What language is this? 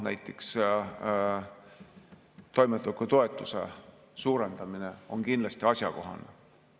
Estonian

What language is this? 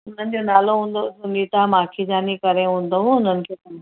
Sindhi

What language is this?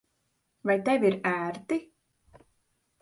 Latvian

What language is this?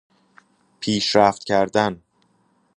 Persian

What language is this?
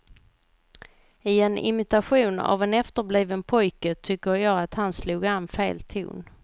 Swedish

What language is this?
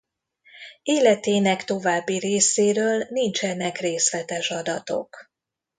Hungarian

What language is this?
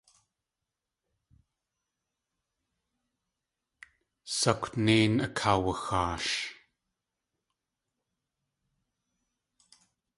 Tlingit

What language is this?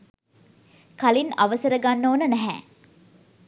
Sinhala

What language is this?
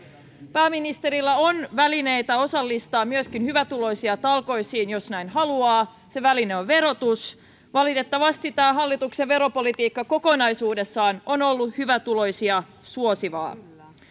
Finnish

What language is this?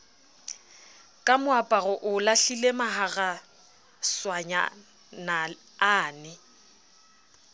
Southern Sotho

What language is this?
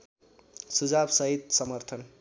Nepali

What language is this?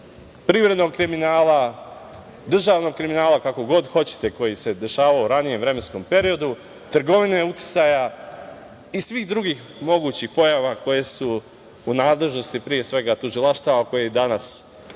Serbian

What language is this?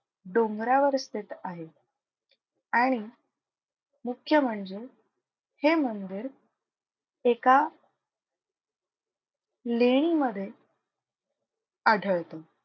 Marathi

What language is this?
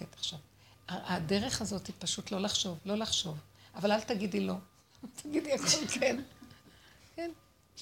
Hebrew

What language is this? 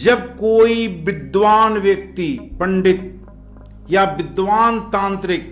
Hindi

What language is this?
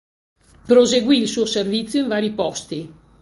Italian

